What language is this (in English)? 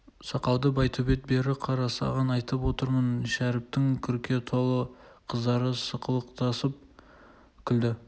Kazakh